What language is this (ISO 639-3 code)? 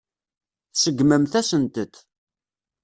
kab